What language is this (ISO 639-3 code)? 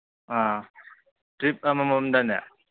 mni